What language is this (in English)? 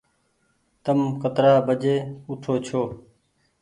Goaria